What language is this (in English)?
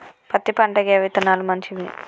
Telugu